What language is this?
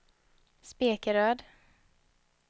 Swedish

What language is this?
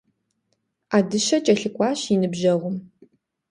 Kabardian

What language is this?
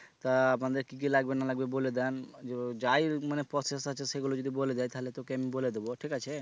Bangla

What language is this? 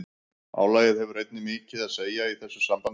Icelandic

